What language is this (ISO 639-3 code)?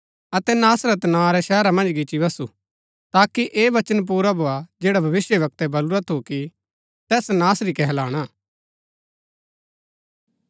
gbk